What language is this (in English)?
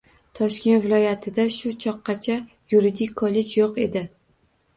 Uzbek